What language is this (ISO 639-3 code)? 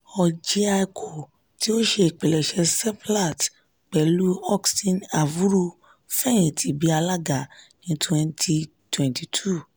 yor